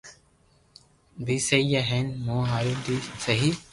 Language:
Loarki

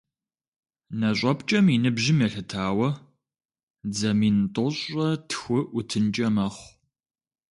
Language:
Kabardian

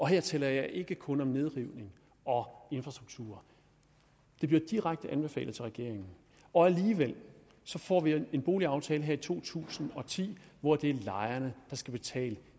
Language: Danish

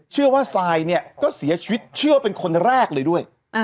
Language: Thai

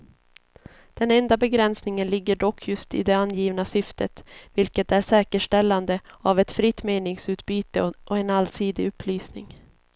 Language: Swedish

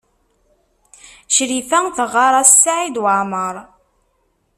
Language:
Kabyle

